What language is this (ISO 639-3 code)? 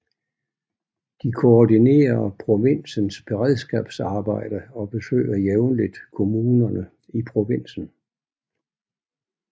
dan